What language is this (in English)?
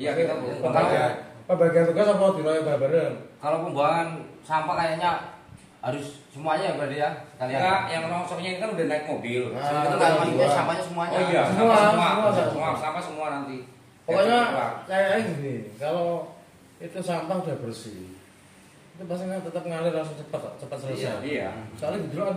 Indonesian